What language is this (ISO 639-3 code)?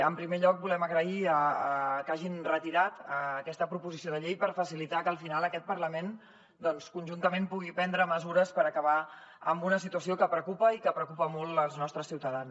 cat